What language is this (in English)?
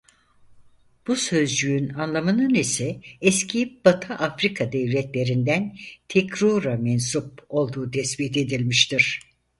Turkish